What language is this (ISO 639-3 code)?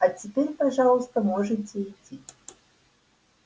rus